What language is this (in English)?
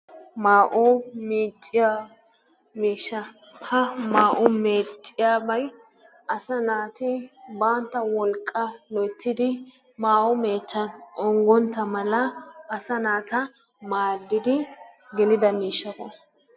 Wolaytta